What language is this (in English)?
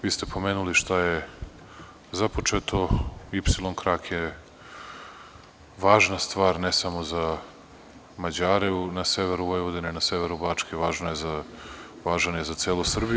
Serbian